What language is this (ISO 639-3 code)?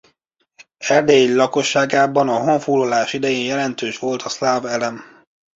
hun